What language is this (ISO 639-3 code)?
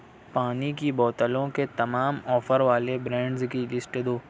urd